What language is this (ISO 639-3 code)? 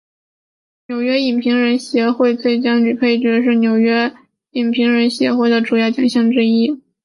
zho